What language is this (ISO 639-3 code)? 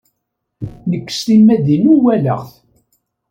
kab